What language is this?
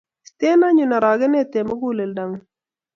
Kalenjin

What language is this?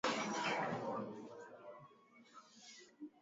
Swahili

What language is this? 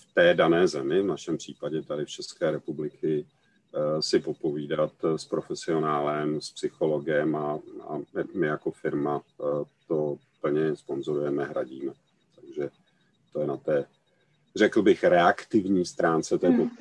Czech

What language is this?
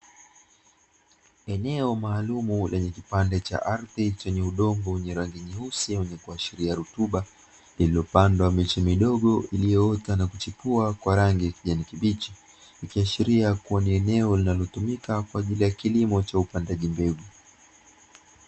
Swahili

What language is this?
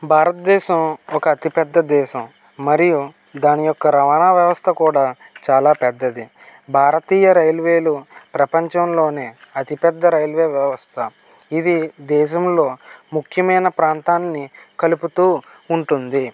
Telugu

